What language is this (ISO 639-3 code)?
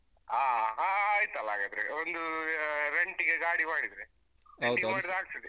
kan